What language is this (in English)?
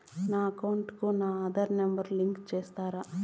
Telugu